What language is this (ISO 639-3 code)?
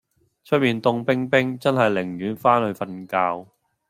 yue